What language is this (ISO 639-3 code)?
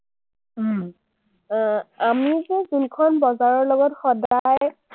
asm